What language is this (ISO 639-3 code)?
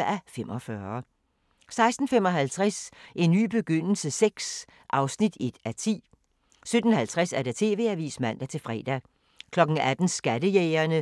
dan